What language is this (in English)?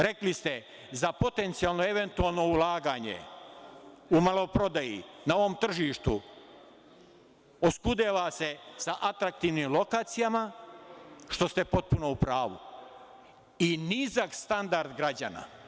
Serbian